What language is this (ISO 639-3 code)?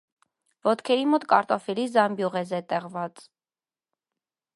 hye